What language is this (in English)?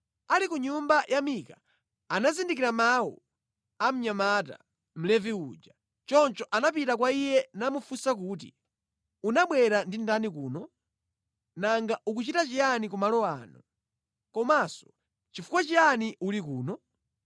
Nyanja